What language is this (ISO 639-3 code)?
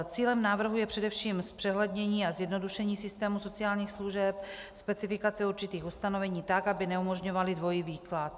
ces